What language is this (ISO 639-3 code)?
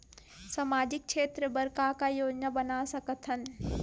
hne